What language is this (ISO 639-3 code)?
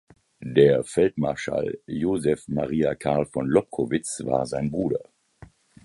deu